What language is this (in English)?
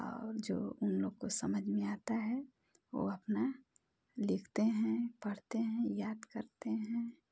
Hindi